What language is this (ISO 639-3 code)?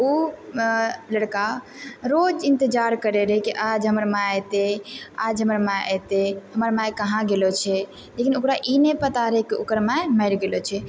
mai